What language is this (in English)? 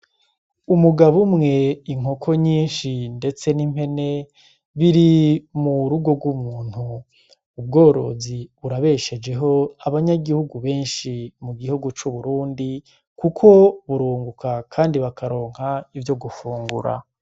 Rundi